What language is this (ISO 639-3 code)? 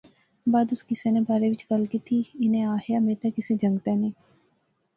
phr